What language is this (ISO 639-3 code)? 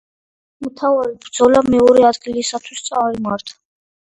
kat